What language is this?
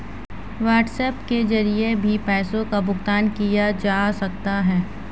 Hindi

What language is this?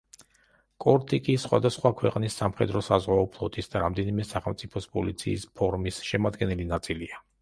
Georgian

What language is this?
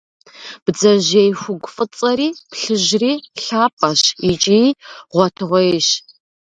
Kabardian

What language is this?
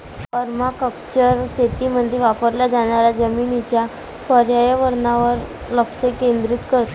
Marathi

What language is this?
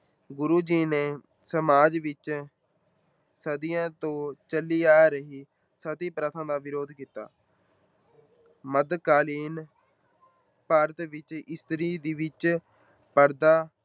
Punjabi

